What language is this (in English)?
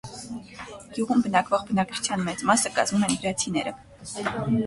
Armenian